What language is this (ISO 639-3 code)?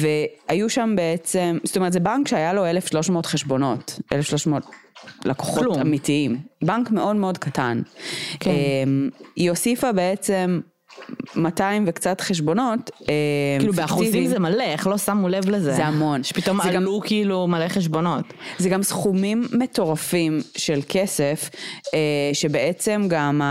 heb